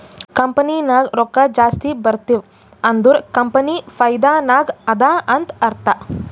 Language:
Kannada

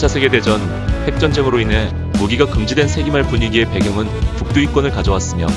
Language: Korean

